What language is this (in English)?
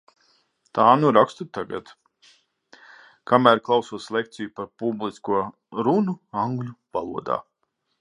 Latvian